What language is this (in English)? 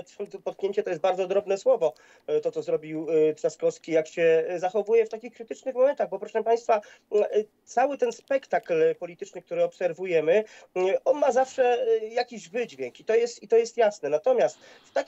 Polish